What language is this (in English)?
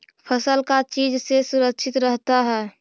Magahi